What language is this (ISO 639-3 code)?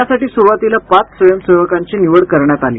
mar